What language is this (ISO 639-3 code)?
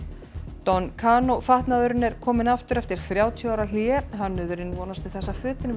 isl